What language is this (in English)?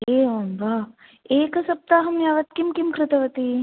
Sanskrit